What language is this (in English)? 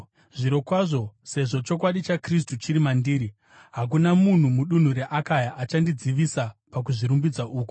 Shona